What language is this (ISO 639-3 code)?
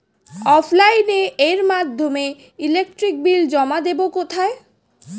ben